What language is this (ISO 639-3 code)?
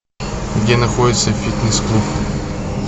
rus